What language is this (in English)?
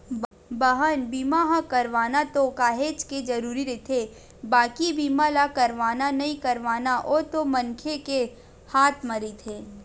Chhattisgarhi